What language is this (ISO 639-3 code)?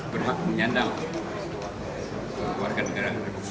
ind